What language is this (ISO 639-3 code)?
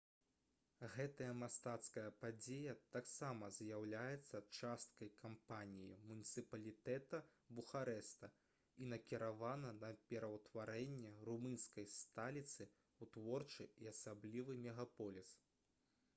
bel